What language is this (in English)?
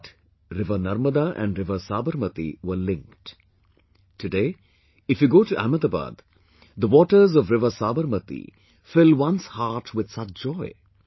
English